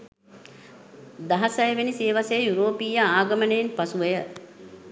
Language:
Sinhala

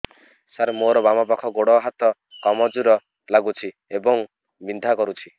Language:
Odia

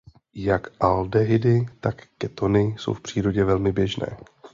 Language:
Czech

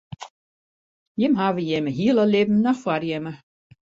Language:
Western Frisian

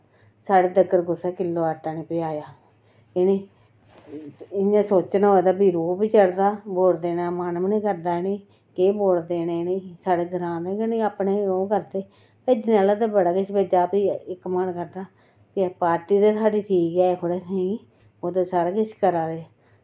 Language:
Dogri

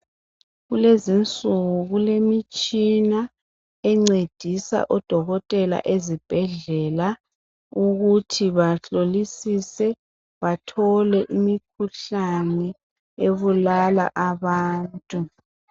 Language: North Ndebele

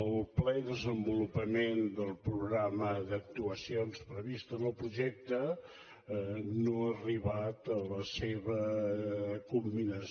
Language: Catalan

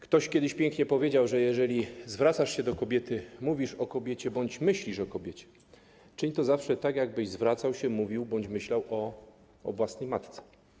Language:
Polish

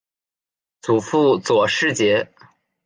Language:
Chinese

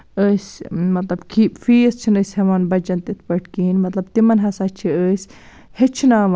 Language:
Kashmiri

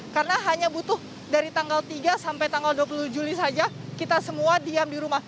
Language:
Indonesian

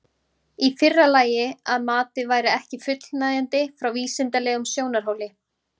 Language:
Icelandic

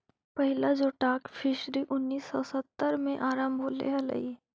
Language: Magahi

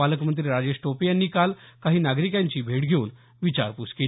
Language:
Marathi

